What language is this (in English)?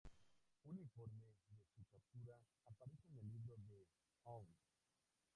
Spanish